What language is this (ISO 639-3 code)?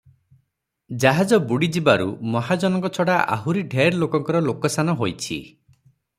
ori